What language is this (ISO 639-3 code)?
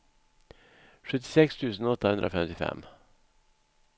swe